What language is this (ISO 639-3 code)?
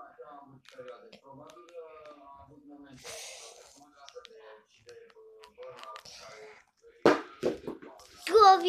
ron